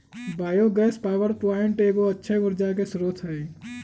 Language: Magahi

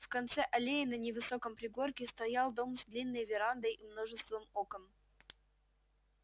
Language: Russian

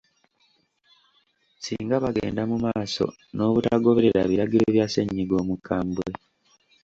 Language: Ganda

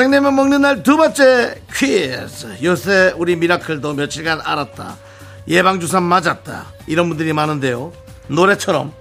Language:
Korean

